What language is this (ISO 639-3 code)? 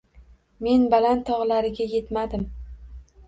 uzb